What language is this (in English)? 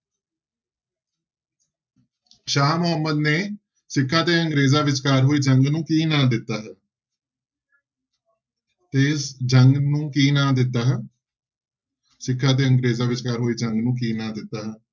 Punjabi